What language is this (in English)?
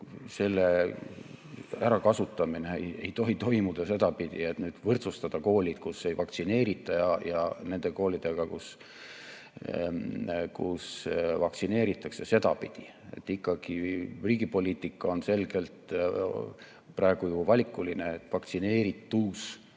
Estonian